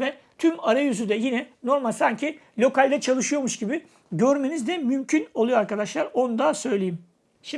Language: Turkish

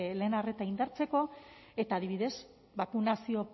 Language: Basque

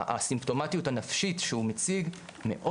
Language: Hebrew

